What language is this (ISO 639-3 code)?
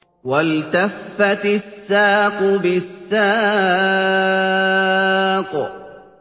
ara